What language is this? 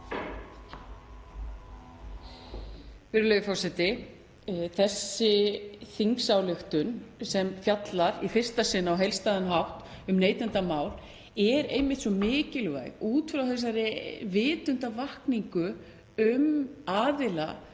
Icelandic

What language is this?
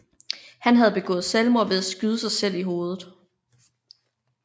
Danish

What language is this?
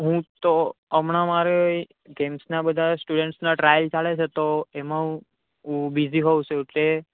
Gujarati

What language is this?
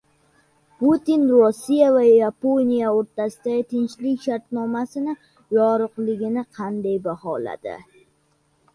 Uzbek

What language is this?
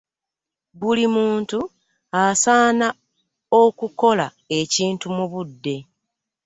Ganda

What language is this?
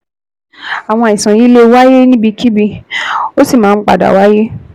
Yoruba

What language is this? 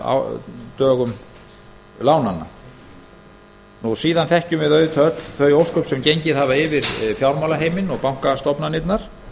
Icelandic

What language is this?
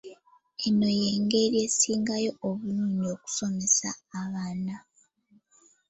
Ganda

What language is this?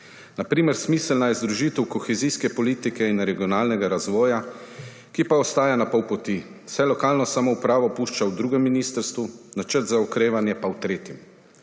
Slovenian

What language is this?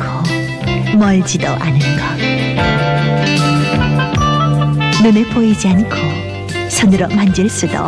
Korean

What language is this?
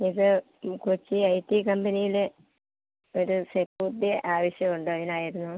Malayalam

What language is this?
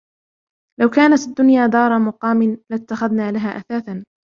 Arabic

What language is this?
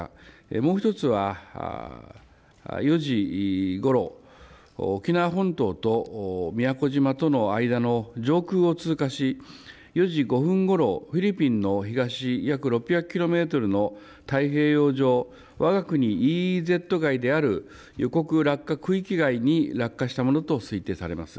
Japanese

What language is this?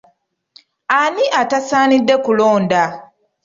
Ganda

